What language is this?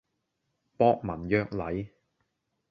Cantonese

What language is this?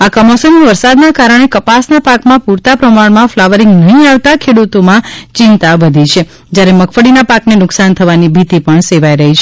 Gujarati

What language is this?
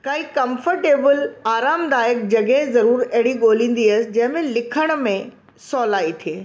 Sindhi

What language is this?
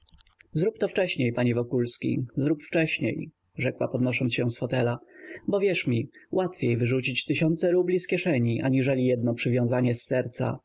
Polish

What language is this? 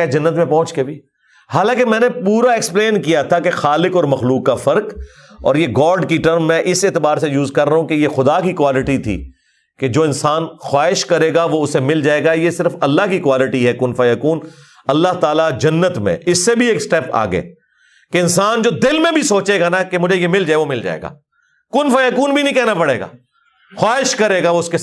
Urdu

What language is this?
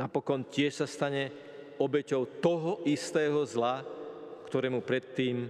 Slovak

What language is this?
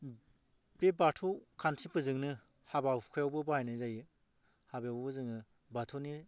Bodo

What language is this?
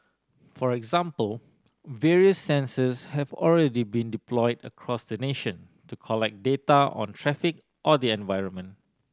English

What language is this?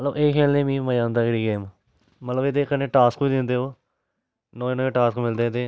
Dogri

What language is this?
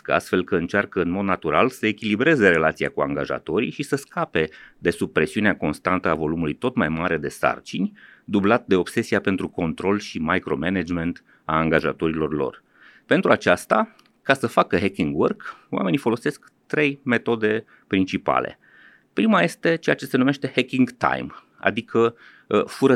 Romanian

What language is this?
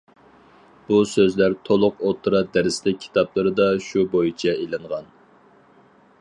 Uyghur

